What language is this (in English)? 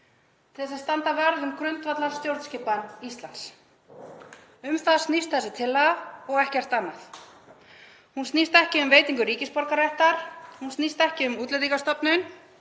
Icelandic